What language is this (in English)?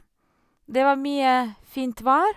Norwegian